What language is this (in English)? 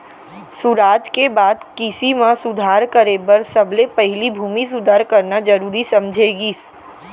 Chhattisgarhi